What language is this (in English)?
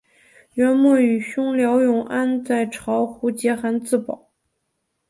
Chinese